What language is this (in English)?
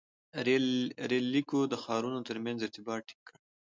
Pashto